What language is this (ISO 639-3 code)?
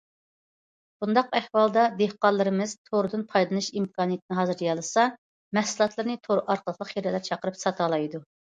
uig